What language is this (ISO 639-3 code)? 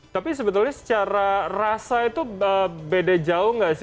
ind